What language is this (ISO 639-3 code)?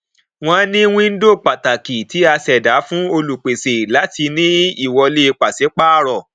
yor